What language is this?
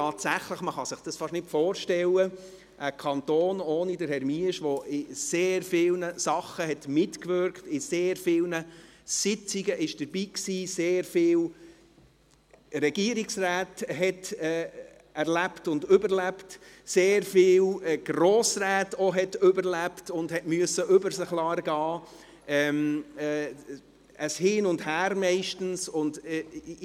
Swiss German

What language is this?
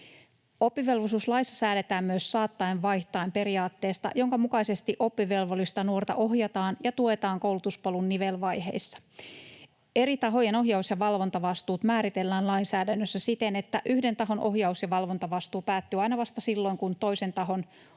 Finnish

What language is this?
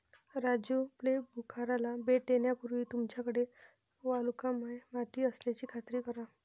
Marathi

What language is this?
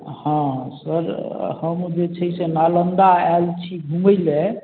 Maithili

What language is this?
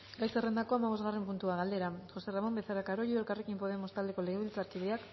Basque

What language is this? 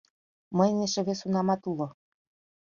Mari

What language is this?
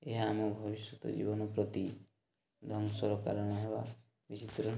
Odia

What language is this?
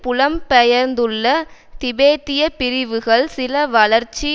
Tamil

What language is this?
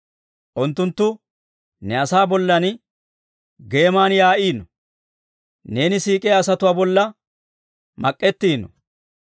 Dawro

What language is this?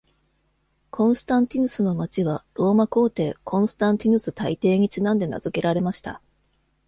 Japanese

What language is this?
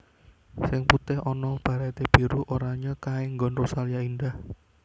Javanese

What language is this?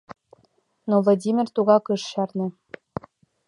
Mari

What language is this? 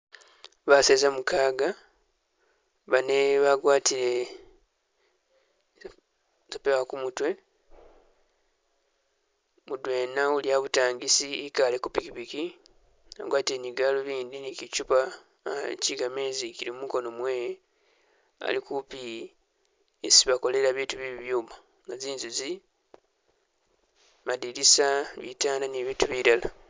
Masaaba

